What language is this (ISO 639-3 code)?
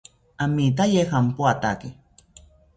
cpy